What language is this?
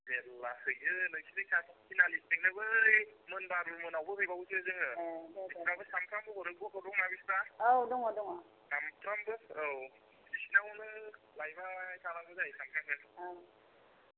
Bodo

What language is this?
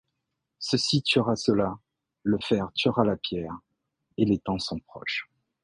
French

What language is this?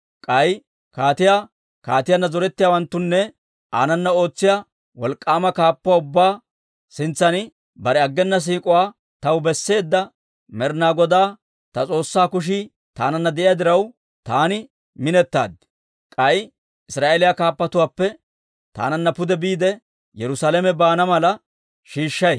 Dawro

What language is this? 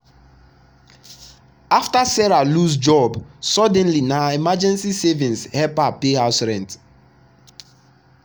Nigerian Pidgin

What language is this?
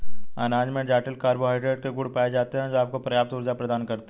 Hindi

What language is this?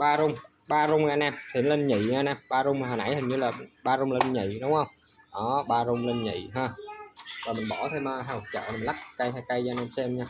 Vietnamese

